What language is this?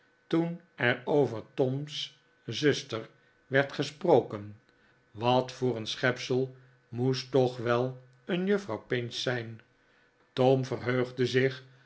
Dutch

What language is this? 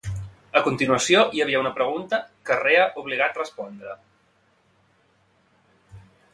Catalan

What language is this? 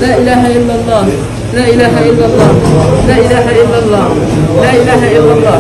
Arabic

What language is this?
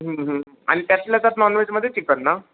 Marathi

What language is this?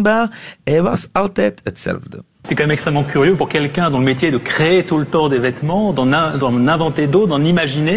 Dutch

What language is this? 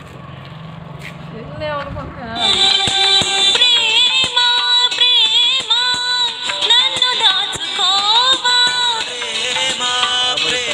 Romanian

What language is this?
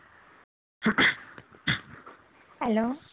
Bangla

